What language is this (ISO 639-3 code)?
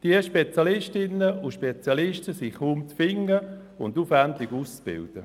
gsw